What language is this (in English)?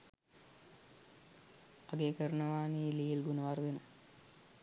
Sinhala